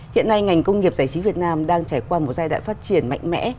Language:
Vietnamese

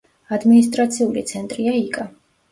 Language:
Georgian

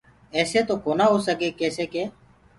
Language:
Gurgula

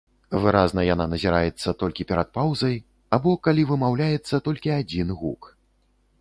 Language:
Belarusian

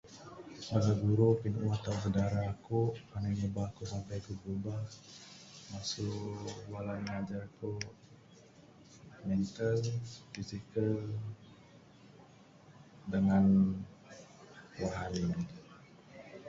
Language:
Bukar-Sadung Bidayuh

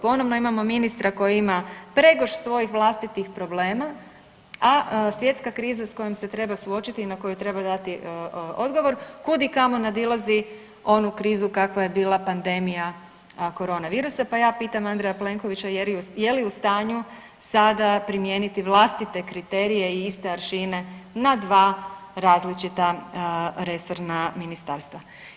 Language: Croatian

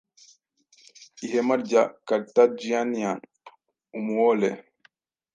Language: Kinyarwanda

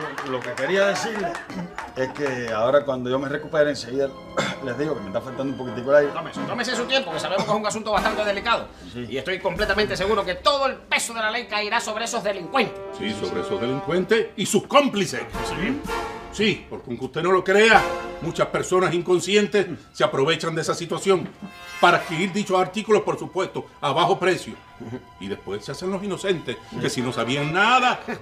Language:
Spanish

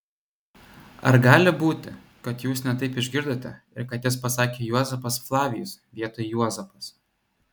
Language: Lithuanian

